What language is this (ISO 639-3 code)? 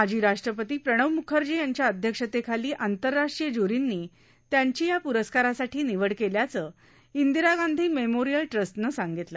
mar